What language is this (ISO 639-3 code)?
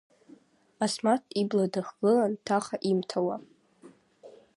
abk